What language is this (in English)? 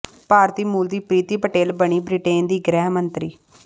Punjabi